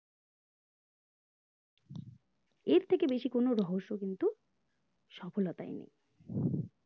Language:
Bangla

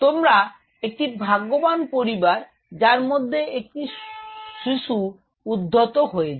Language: Bangla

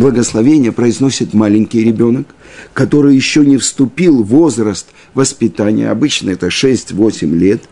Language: Russian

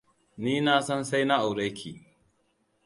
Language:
Hausa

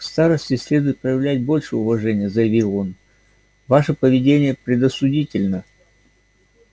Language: Russian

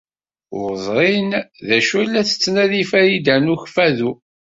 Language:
Kabyle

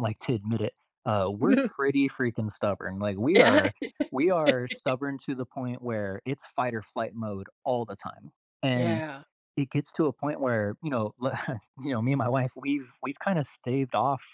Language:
English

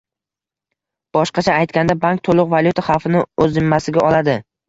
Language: Uzbek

